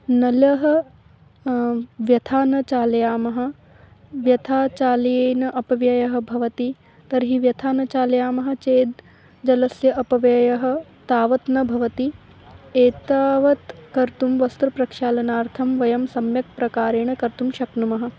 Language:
Sanskrit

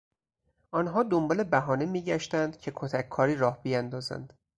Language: Persian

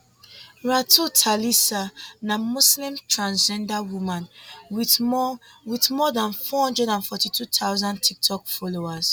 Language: Nigerian Pidgin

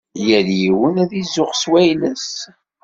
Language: Kabyle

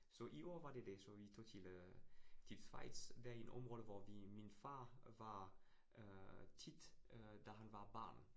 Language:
Danish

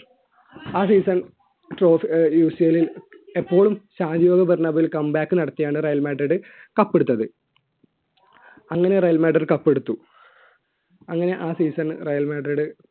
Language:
Malayalam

